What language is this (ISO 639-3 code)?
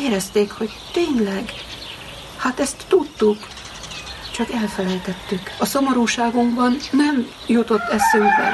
hun